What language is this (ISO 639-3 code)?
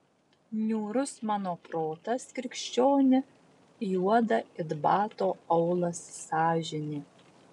lit